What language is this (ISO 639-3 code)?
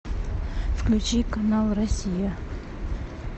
rus